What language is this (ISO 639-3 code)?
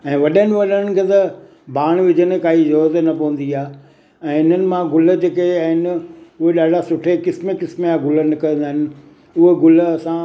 snd